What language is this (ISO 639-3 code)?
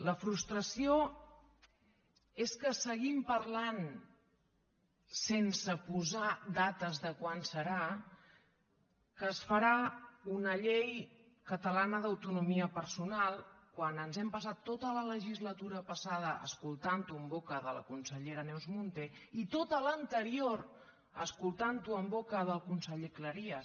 cat